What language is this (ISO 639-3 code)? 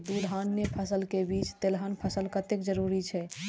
mai